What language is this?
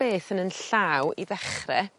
Welsh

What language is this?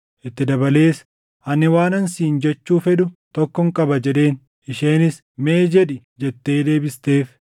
Oromo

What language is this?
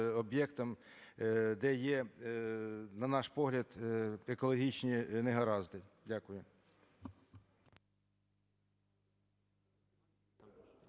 Ukrainian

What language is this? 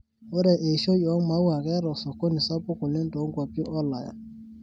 Masai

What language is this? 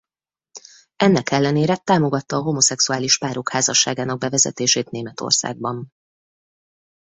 Hungarian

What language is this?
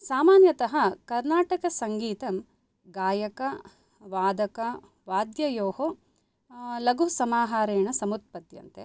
Sanskrit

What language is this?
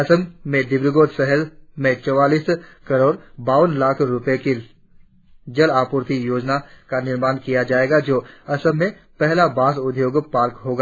Hindi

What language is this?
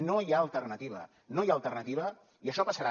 Catalan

